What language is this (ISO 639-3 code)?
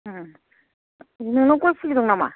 brx